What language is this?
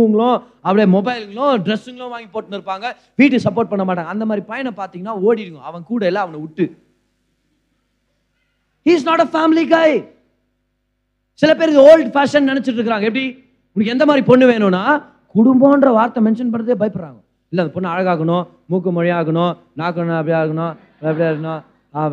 Tamil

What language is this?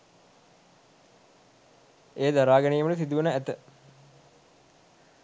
Sinhala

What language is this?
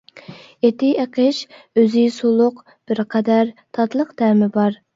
Uyghur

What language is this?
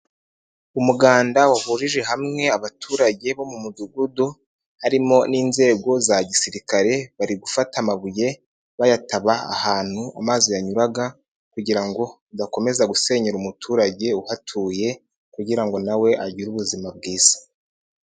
Kinyarwanda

